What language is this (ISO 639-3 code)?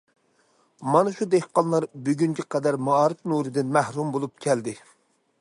uig